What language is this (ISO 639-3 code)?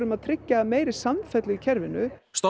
isl